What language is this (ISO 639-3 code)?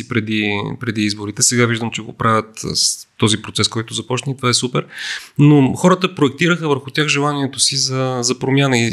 bul